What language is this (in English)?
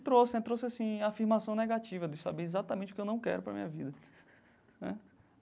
Portuguese